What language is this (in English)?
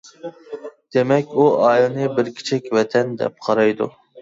Uyghur